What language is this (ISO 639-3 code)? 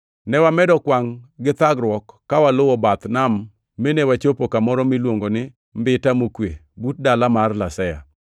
luo